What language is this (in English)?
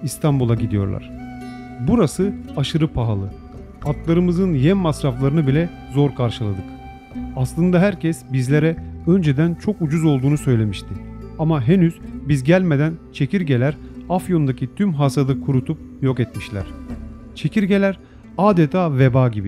Turkish